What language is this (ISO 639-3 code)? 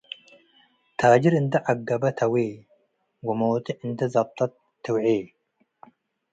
tig